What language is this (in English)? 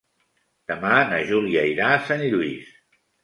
Catalan